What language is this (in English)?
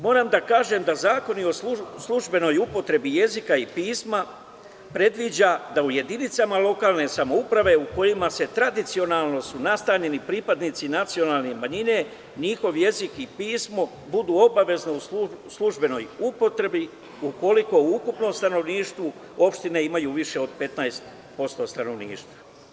Serbian